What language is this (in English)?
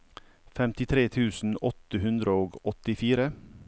Norwegian